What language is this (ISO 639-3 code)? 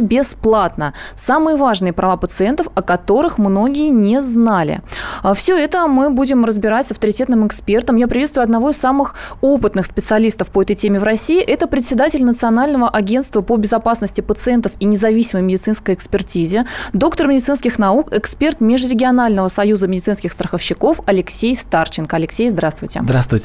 rus